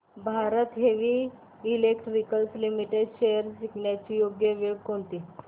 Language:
Marathi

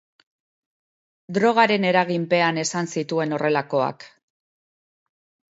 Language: Basque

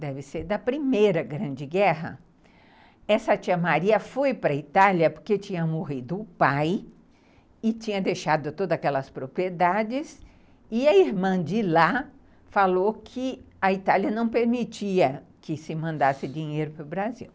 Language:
Portuguese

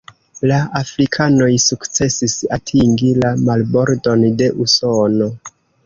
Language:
Esperanto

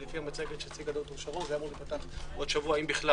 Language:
Hebrew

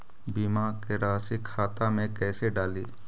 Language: Magahi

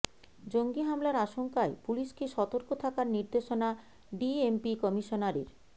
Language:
Bangla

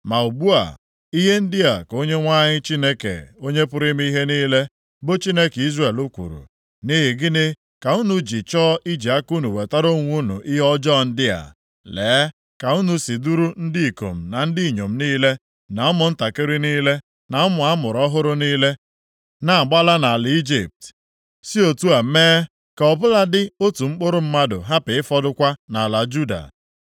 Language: Igbo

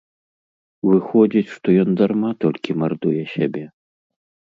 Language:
Belarusian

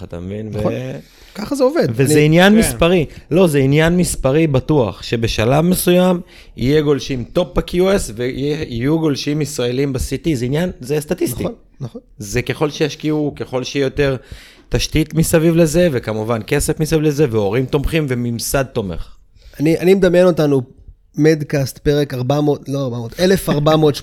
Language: Hebrew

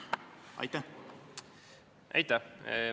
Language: Estonian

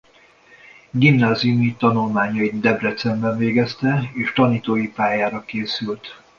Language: Hungarian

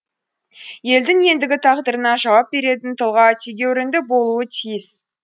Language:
Kazakh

